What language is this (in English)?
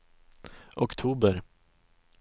Swedish